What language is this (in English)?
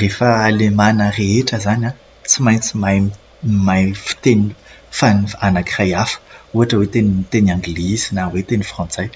Malagasy